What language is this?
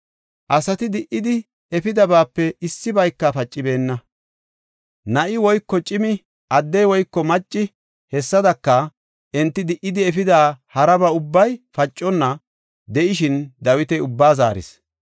Gofa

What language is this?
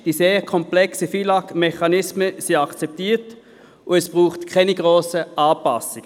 Swiss German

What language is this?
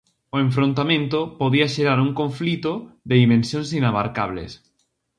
Galician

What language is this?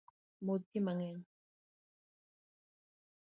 Luo (Kenya and Tanzania)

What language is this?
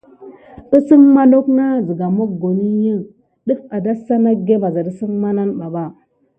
Gidar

